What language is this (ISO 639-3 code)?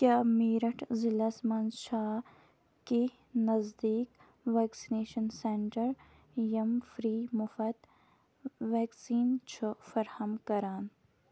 kas